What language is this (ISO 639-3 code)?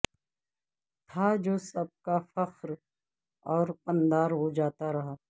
urd